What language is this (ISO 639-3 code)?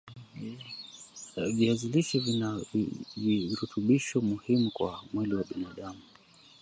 swa